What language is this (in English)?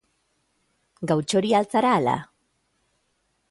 Basque